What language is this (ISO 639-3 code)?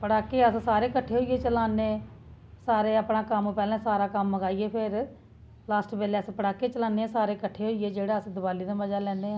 doi